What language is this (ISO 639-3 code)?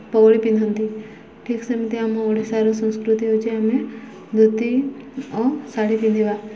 ori